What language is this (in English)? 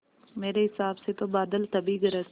Hindi